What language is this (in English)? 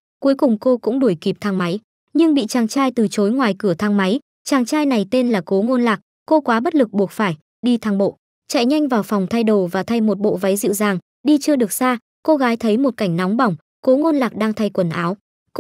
Vietnamese